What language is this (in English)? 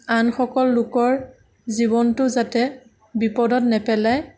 Assamese